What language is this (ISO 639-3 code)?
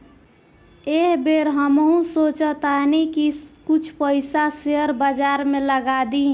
bho